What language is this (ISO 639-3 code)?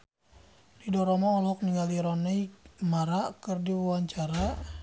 sun